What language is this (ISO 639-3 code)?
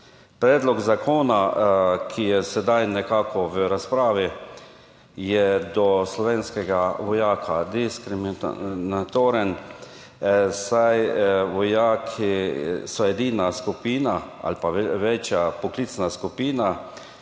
slv